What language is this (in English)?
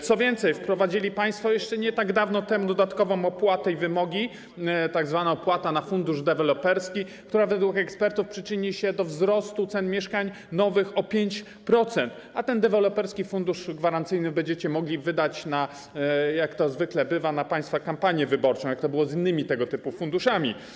Polish